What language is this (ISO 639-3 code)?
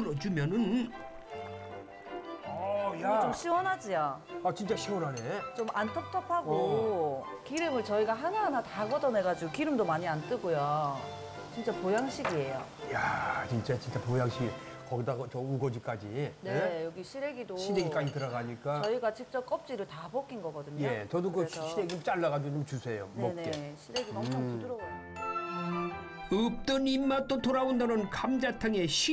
kor